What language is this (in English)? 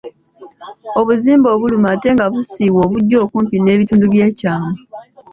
Ganda